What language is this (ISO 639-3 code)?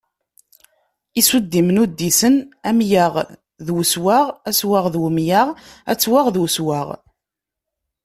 kab